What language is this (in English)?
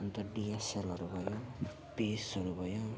Nepali